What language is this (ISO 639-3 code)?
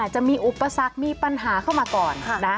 tha